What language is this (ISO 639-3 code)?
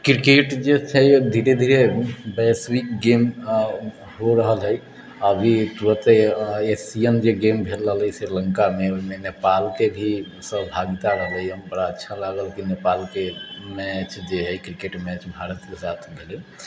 mai